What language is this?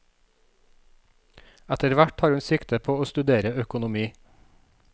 Norwegian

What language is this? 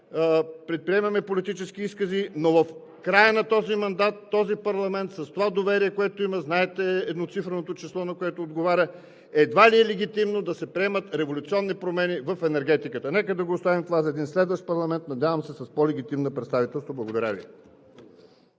Bulgarian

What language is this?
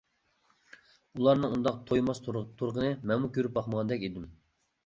Uyghur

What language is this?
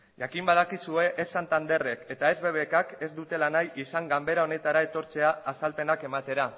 Basque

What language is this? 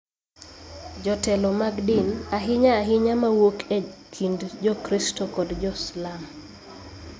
Luo (Kenya and Tanzania)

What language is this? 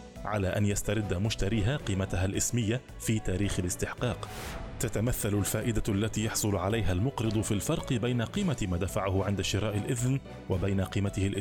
Arabic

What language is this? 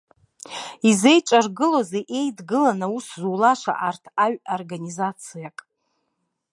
Abkhazian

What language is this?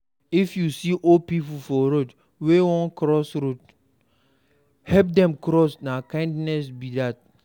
Nigerian Pidgin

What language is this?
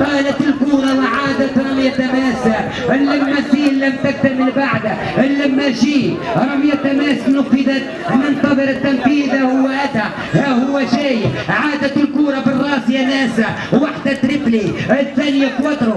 Arabic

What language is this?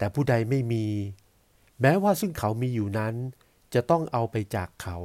Thai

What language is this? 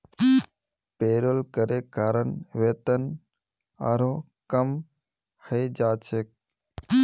Magahi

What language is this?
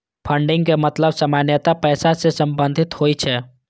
Maithili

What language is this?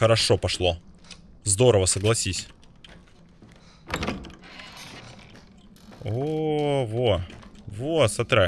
Russian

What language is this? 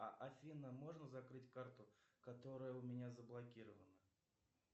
Russian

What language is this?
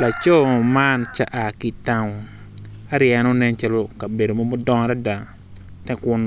Acoli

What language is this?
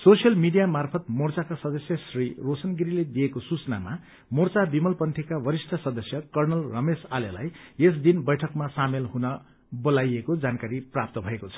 Nepali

